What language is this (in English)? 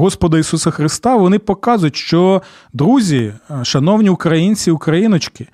Ukrainian